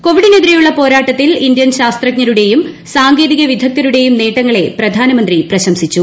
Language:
Malayalam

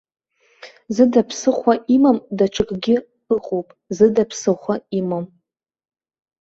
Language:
Abkhazian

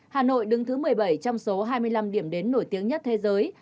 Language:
Vietnamese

